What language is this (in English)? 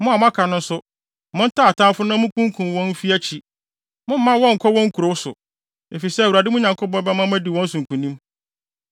Akan